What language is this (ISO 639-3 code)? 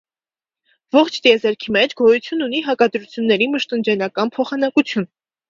hye